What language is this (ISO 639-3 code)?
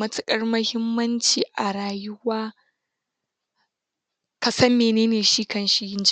hau